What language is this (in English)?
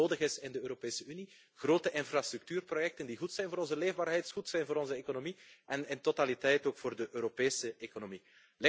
Dutch